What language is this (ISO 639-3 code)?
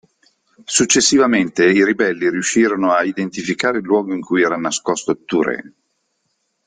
ita